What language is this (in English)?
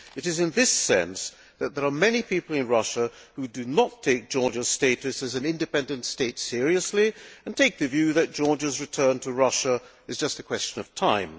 English